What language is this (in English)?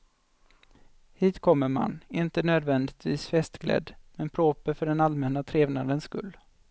Swedish